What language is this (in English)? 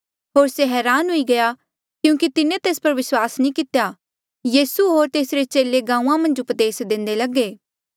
Mandeali